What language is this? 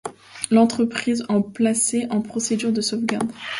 French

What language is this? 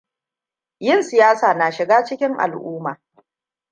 Hausa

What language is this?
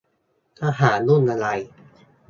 Thai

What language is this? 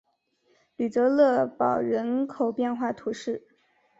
Chinese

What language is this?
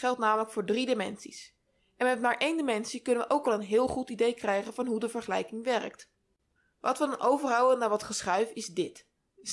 Dutch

